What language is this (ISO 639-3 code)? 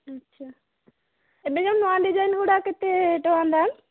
ori